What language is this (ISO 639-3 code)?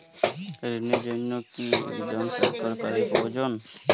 ben